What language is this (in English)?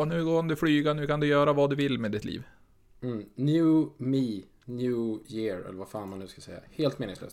Swedish